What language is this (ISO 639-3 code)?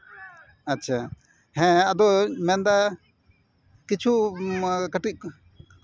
sat